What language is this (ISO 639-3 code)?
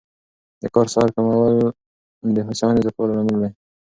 pus